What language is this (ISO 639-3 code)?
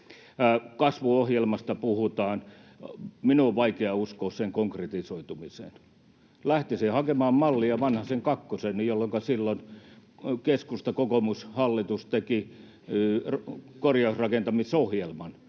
fin